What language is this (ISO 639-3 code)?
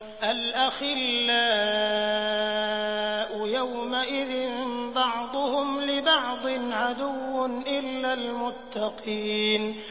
ara